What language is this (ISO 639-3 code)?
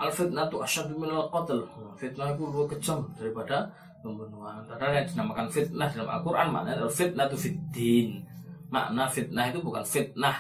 msa